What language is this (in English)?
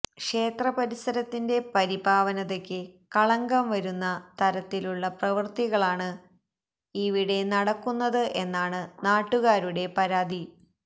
Malayalam